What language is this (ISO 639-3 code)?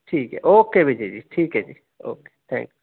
urd